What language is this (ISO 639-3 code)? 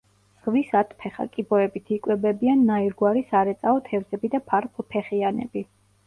kat